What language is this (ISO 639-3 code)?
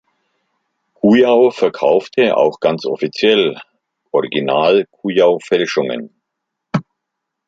deu